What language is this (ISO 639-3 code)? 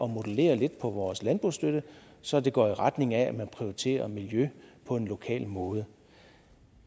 dan